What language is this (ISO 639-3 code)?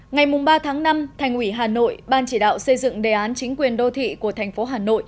vie